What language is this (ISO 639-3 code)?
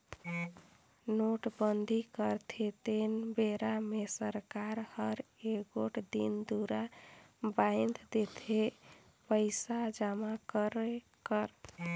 hne